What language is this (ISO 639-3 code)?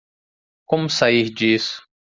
por